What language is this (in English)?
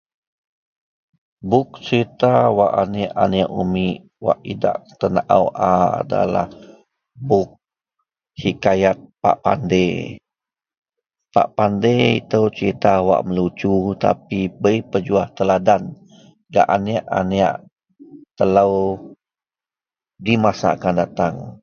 Central Melanau